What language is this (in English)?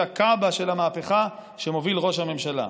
Hebrew